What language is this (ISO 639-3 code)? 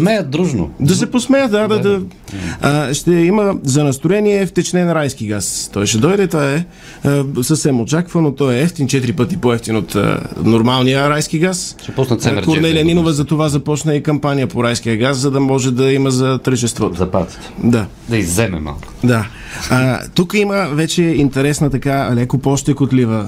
bul